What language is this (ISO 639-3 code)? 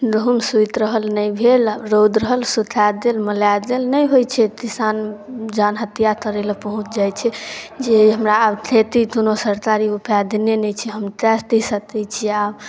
mai